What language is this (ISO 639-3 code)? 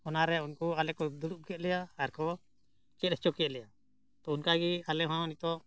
sat